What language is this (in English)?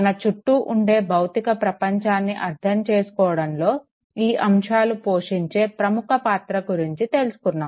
Telugu